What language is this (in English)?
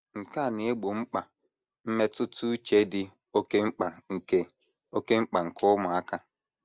Igbo